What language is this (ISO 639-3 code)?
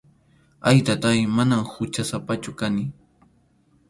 qxu